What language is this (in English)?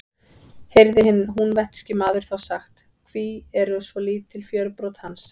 Icelandic